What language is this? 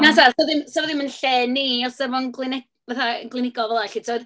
Welsh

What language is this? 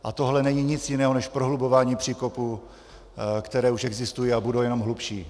Czech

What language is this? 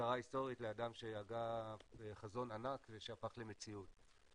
Hebrew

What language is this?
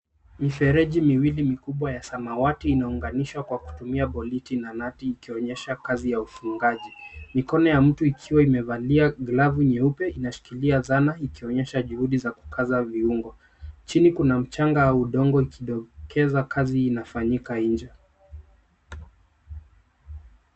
Swahili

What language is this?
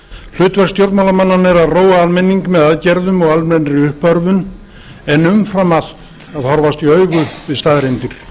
Icelandic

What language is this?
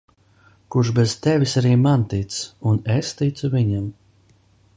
Latvian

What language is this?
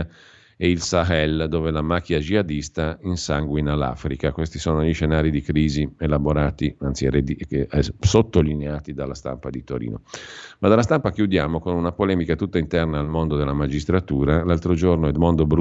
Italian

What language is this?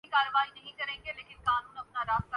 Urdu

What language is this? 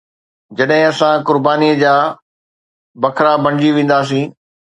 Sindhi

